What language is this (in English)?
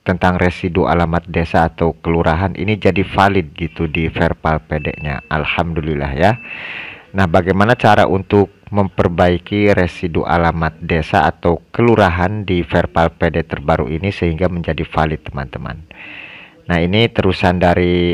Indonesian